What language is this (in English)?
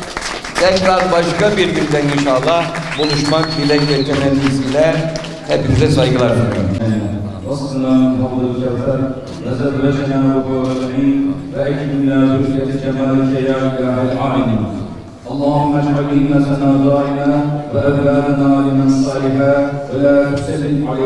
Turkish